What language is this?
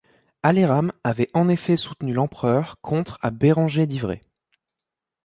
French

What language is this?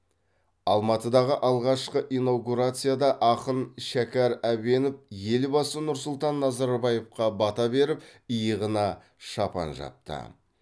Kazakh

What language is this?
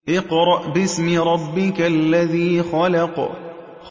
Arabic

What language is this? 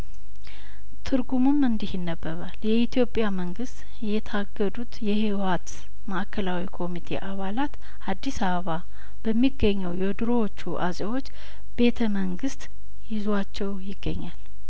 Amharic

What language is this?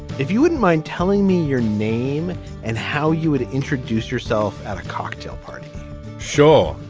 English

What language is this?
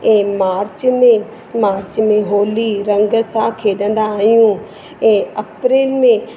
Sindhi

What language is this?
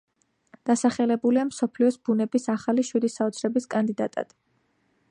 Georgian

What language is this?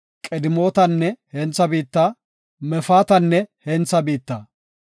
Gofa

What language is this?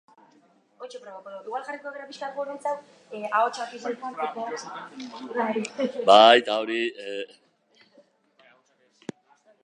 Basque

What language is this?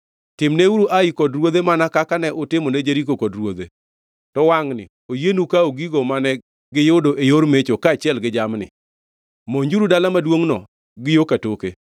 Luo (Kenya and Tanzania)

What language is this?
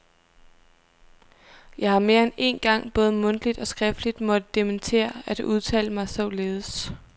Danish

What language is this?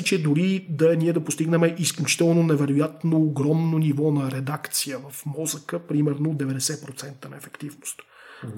Bulgarian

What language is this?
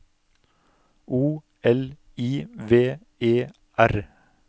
Norwegian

